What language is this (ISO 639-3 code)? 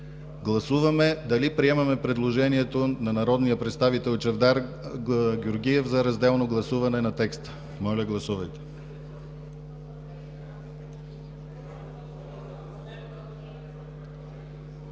bul